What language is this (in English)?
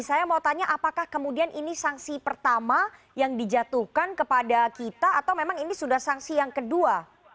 Indonesian